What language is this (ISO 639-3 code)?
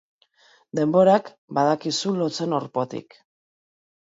eus